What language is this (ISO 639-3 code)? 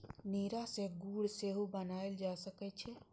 mai